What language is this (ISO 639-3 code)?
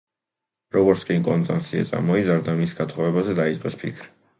kat